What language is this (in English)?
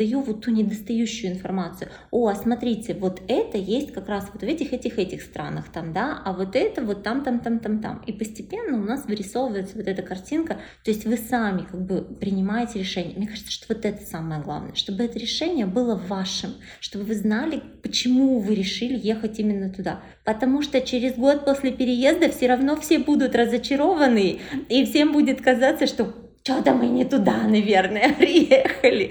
Russian